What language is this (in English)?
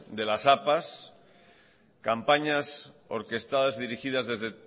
Spanish